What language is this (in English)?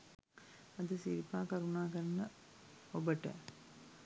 Sinhala